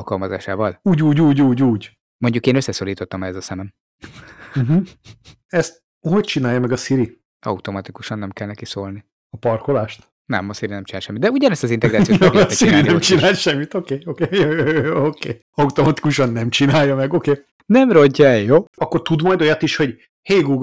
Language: Hungarian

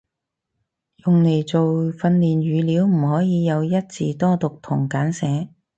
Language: Cantonese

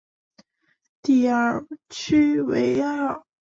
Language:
Chinese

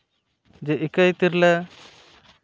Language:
Santali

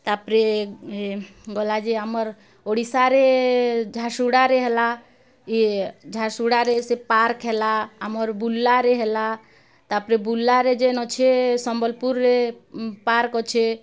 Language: Odia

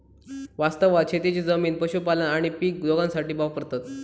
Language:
Marathi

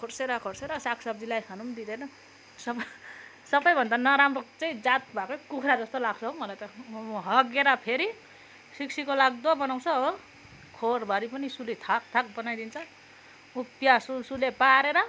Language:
Nepali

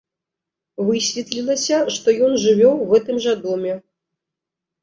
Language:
Belarusian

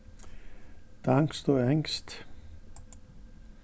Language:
Faroese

